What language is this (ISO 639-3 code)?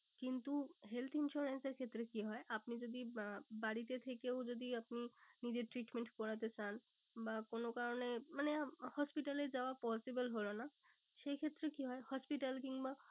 ben